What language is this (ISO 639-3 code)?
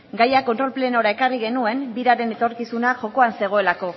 eus